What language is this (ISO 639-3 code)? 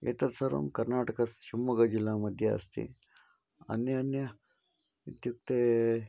san